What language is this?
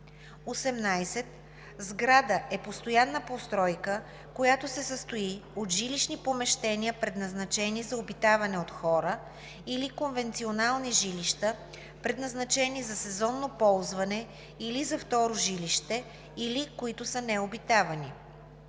Bulgarian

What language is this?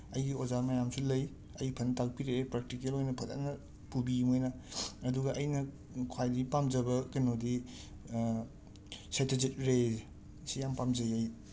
Manipuri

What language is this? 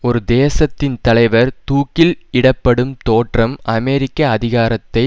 Tamil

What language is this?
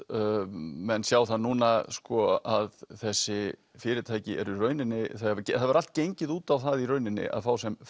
Icelandic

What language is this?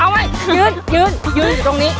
Thai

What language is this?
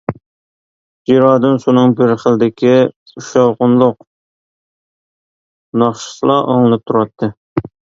Uyghur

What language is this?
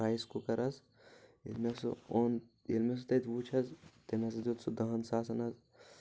Kashmiri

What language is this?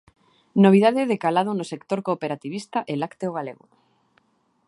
Galician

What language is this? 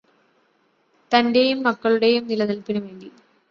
Malayalam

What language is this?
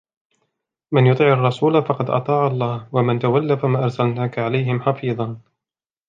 Arabic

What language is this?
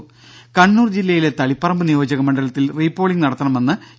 Malayalam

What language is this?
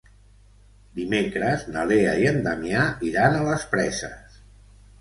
Catalan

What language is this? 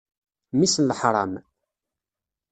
Kabyle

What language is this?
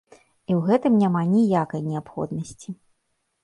Belarusian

